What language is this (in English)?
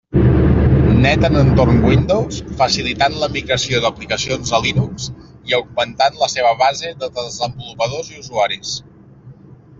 Catalan